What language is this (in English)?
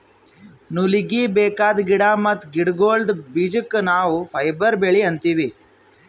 Kannada